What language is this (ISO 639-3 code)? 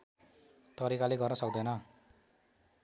nep